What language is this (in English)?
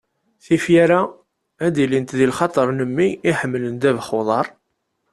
Kabyle